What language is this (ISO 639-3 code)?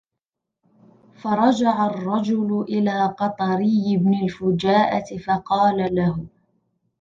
ara